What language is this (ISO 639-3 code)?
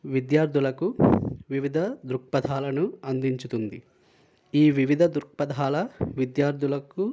tel